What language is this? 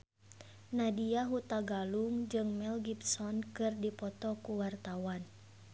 Sundanese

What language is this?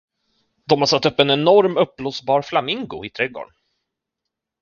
Swedish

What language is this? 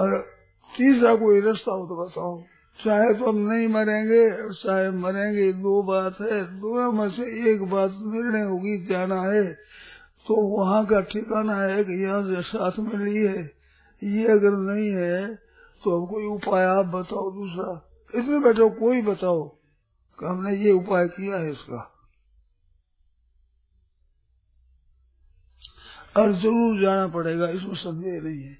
Hindi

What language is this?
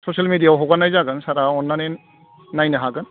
Bodo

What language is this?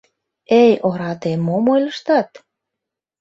Mari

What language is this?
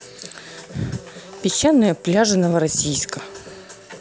Russian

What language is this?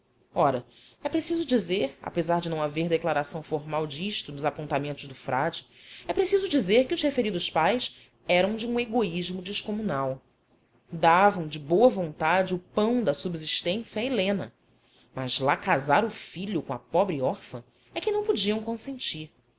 Portuguese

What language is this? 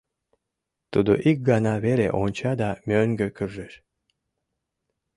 Mari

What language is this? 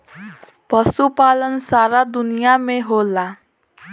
Bhojpuri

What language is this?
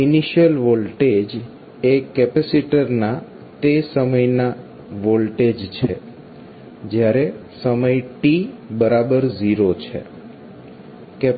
Gujarati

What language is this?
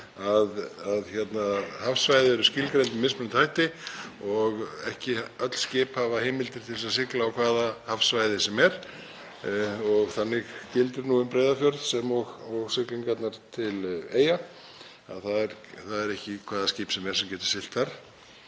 Icelandic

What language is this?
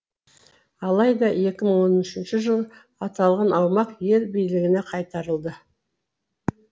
Kazakh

